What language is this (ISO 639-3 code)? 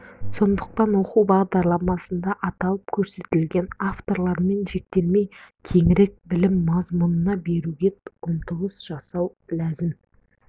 kaz